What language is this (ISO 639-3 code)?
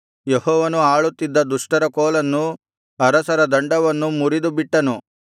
kan